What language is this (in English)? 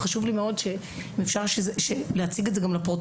Hebrew